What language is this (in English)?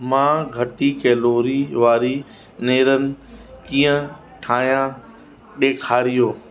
Sindhi